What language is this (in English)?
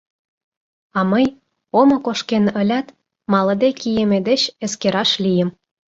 Mari